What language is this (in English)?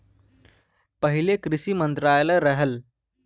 Bhojpuri